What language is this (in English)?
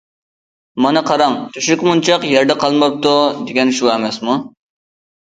Uyghur